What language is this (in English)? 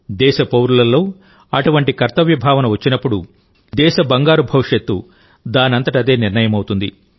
Telugu